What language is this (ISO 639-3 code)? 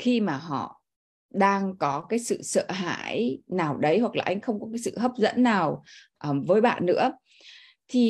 vie